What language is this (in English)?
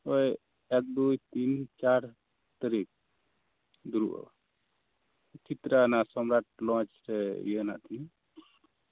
Santali